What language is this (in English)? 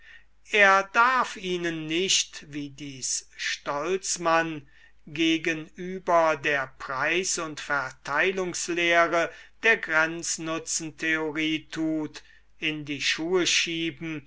German